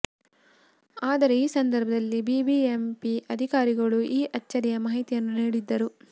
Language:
Kannada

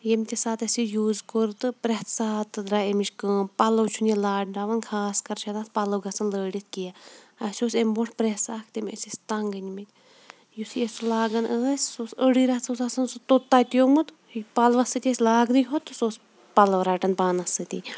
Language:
Kashmiri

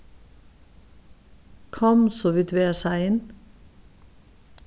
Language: Faroese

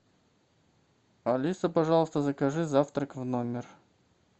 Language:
Russian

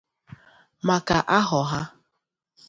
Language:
Igbo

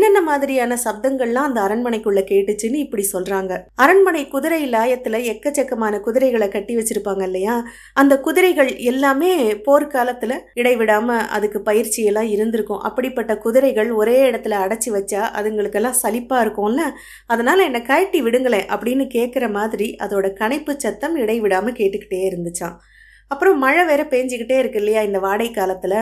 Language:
Tamil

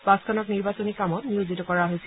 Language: Assamese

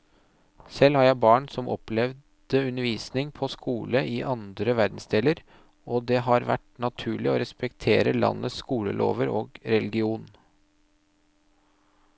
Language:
Norwegian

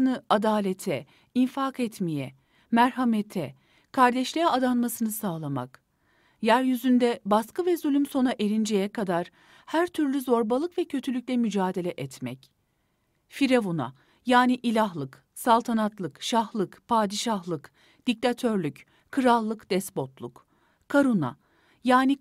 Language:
Turkish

